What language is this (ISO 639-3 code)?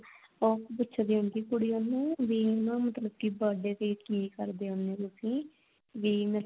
pan